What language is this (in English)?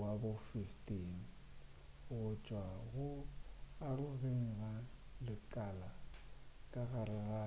Northern Sotho